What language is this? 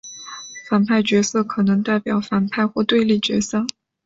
Chinese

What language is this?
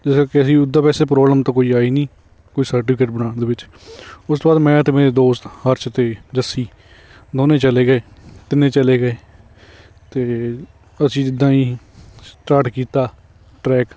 Punjabi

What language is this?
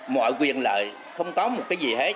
Vietnamese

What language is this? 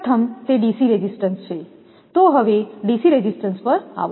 Gujarati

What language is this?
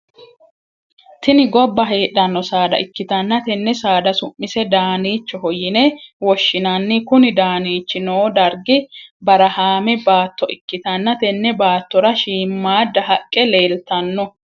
Sidamo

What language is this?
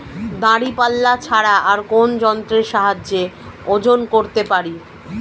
Bangla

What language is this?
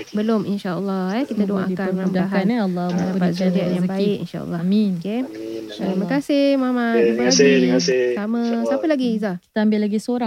Malay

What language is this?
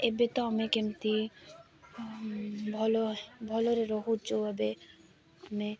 Odia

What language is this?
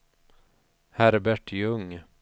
Swedish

